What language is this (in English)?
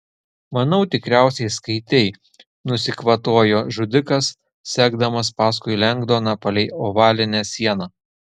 Lithuanian